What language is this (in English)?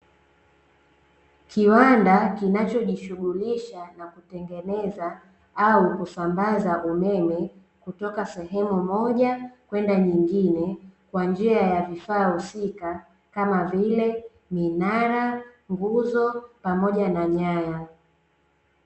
Swahili